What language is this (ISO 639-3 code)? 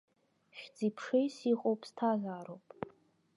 abk